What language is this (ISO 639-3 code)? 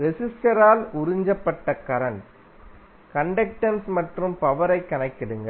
tam